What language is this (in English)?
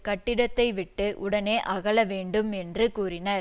Tamil